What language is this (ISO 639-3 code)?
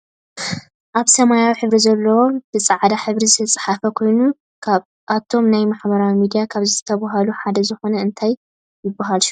tir